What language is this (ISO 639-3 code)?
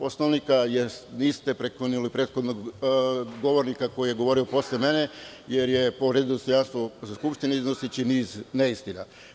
srp